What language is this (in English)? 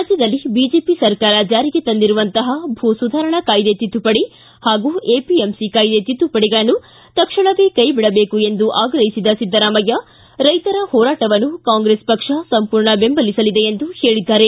Kannada